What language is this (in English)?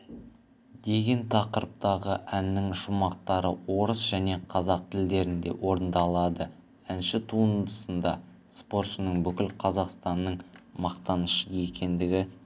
Kazakh